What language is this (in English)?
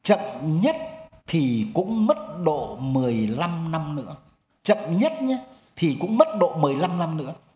Vietnamese